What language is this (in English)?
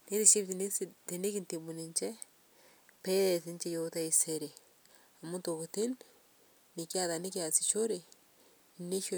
Masai